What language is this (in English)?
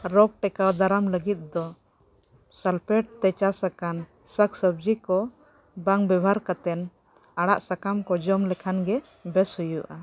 Santali